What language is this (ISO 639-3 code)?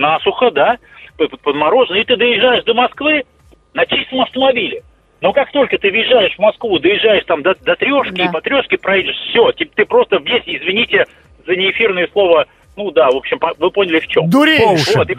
rus